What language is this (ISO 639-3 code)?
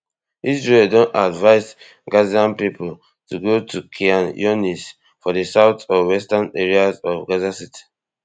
pcm